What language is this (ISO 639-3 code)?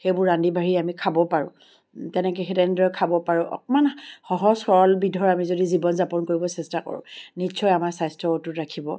asm